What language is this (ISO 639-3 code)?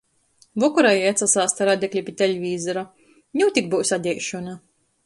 ltg